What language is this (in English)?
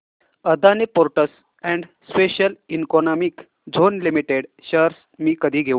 Marathi